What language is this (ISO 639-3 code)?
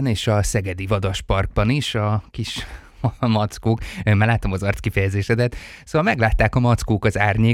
hun